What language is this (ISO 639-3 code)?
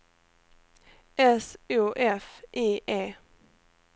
swe